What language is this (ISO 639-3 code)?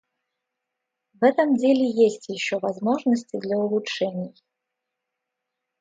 rus